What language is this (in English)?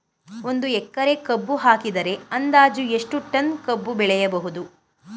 Kannada